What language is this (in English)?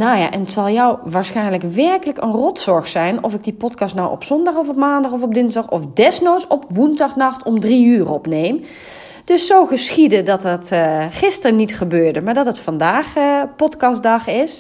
Dutch